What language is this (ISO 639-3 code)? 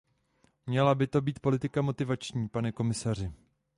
ces